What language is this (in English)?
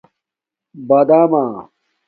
Domaaki